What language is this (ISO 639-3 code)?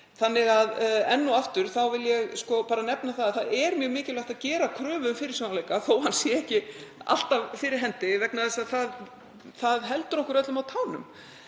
isl